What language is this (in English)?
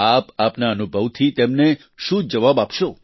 Gujarati